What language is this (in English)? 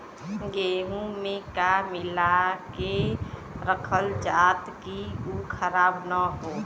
Bhojpuri